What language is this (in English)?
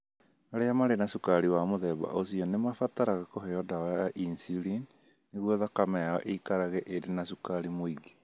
Kikuyu